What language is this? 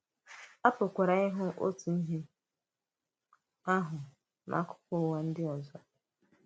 Igbo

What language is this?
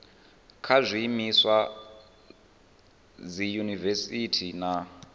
Venda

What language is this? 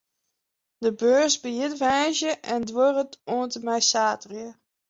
Western Frisian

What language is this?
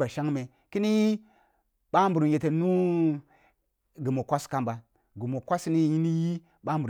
Kulung (Nigeria)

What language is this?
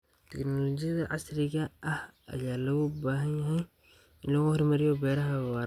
Somali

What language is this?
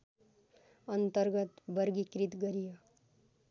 Nepali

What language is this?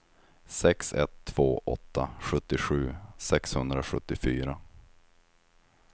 Swedish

